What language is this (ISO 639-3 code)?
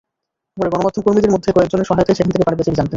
ben